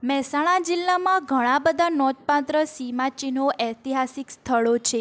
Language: Gujarati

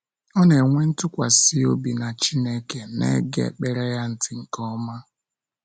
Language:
Igbo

